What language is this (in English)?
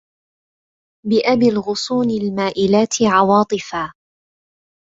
Arabic